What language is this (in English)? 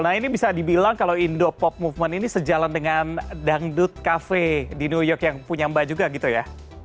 Indonesian